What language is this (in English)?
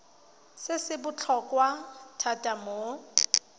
Tswana